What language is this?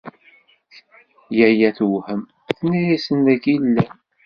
Kabyle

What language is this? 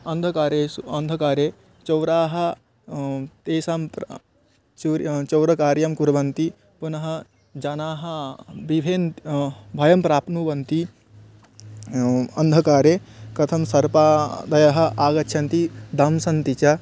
Sanskrit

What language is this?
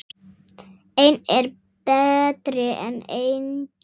Icelandic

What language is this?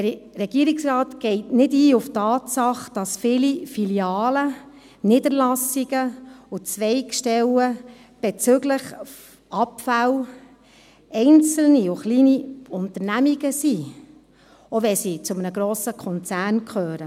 Swiss German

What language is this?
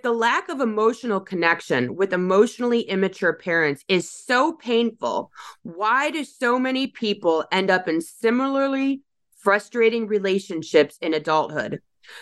English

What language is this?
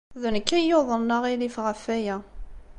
Kabyle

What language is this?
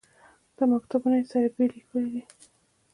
Pashto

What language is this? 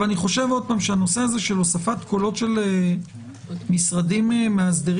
Hebrew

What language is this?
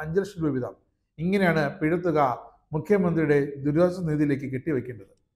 Malayalam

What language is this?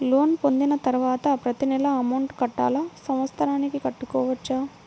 Telugu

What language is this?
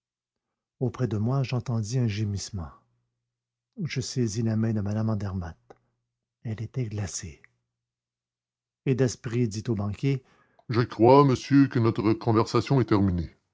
French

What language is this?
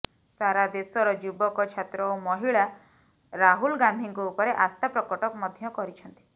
Odia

